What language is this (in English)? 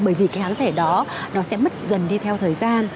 Vietnamese